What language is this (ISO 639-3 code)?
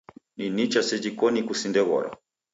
dav